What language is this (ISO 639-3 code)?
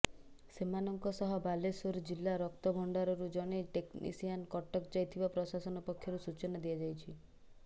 ori